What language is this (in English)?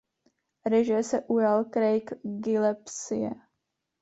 Czech